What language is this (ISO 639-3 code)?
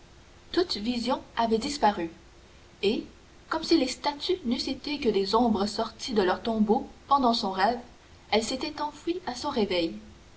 fra